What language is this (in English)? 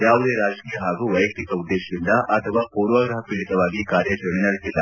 Kannada